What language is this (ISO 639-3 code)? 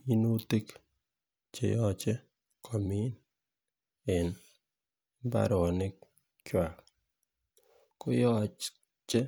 kln